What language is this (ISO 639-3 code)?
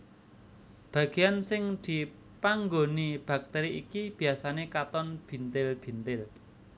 jav